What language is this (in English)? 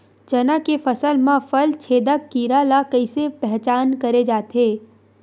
Chhattisgarhi